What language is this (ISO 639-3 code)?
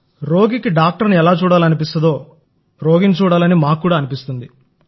tel